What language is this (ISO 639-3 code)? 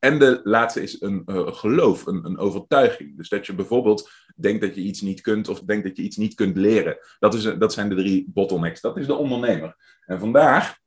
nld